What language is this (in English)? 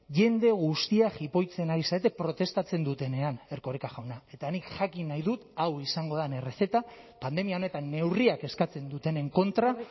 Basque